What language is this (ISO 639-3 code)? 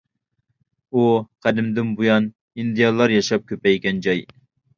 uig